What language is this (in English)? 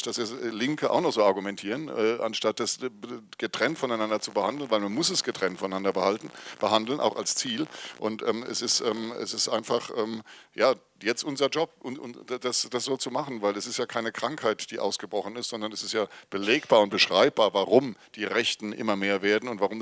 German